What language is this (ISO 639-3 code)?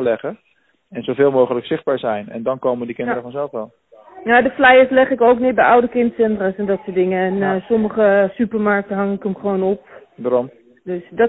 nld